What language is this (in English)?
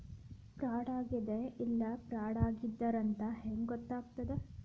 Kannada